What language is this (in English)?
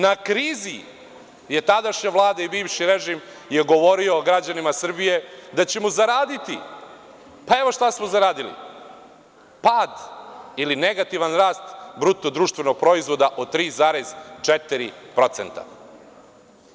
Serbian